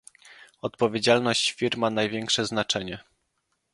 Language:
Polish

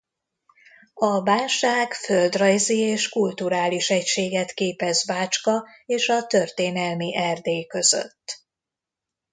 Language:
Hungarian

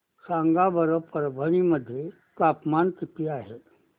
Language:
Marathi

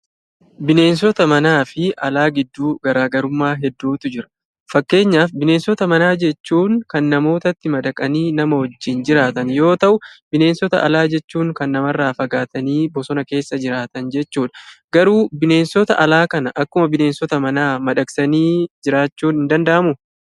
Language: Oromo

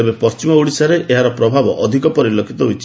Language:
Odia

